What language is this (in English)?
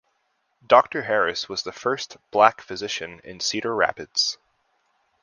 English